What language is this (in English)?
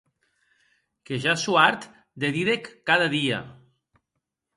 Occitan